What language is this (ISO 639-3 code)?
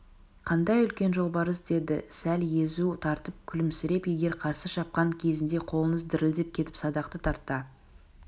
kaz